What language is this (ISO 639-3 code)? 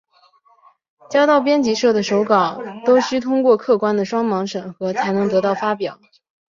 zho